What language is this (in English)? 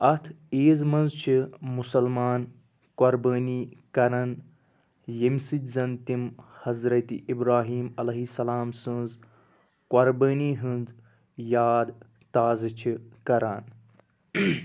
Kashmiri